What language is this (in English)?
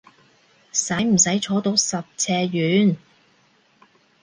Cantonese